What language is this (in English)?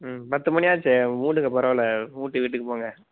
Tamil